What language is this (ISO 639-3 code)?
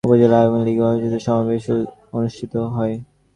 ben